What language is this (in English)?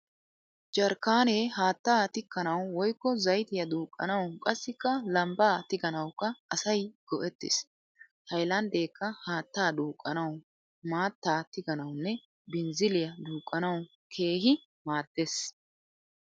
Wolaytta